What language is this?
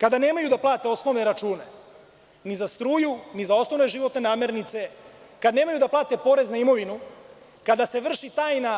Serbian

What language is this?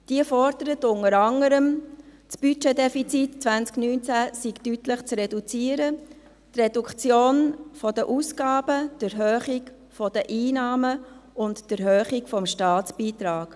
Swiss German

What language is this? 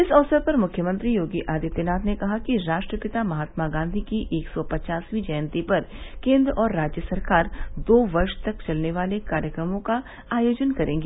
Hindi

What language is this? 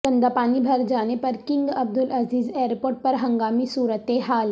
Urdu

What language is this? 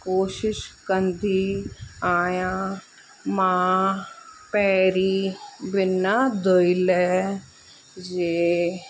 Sindhi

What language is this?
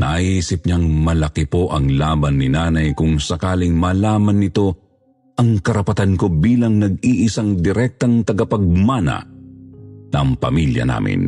Filipino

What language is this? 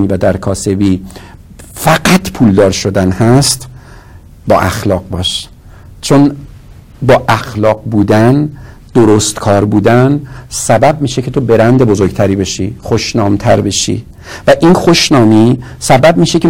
Persian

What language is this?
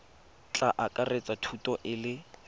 Tswana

